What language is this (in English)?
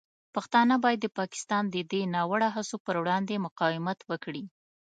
Pashto